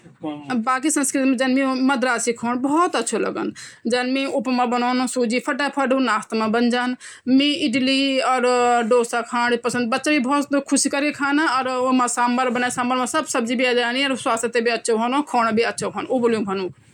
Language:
Garhwali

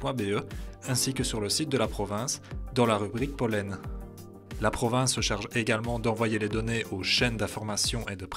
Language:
French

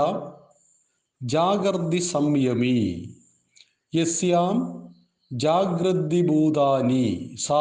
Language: Malayalam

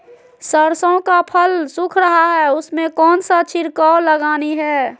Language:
Magahi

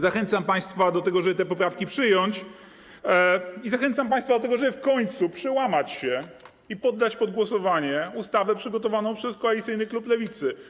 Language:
Polish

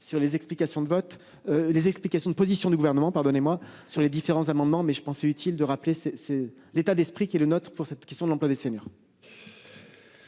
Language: French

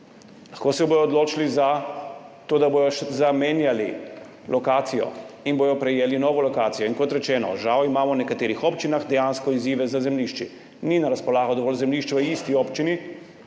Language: Slovenian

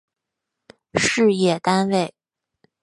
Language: Chinese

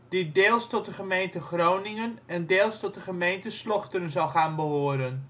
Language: Dutch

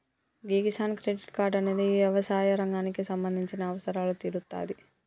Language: Telugu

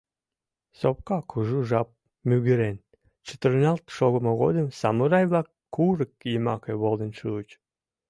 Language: Mari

